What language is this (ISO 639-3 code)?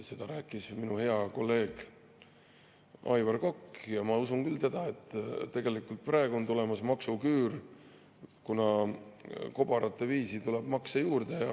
est